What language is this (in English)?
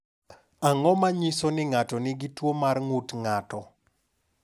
Luo (Kenya and Tanzania)